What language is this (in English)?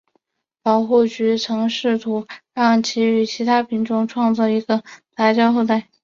Chinese